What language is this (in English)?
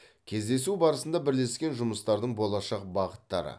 Kazakh